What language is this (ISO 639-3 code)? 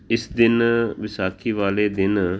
pan